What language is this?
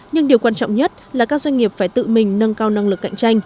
Vietnamese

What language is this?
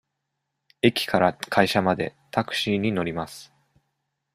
Japanese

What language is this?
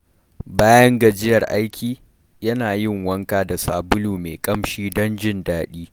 Hausa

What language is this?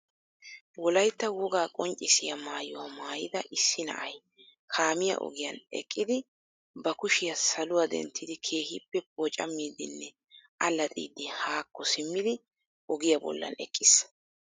Wolaytta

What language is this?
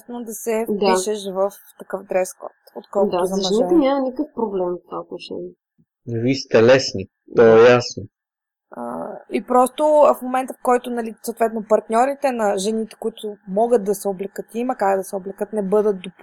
Bulgarian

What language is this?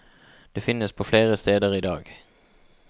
Norwegian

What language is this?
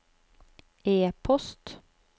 Norwegian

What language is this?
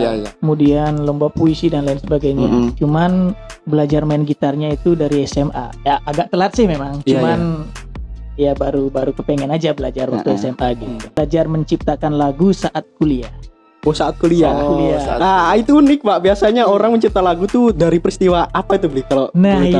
Indonesian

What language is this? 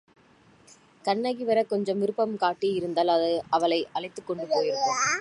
Tamil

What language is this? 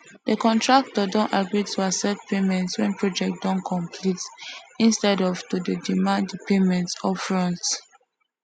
Nigerian Pidgin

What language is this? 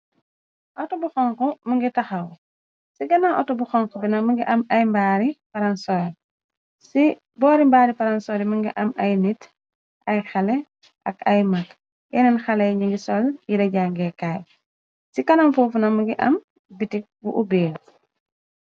Wolof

